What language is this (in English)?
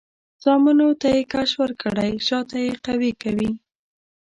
Pashto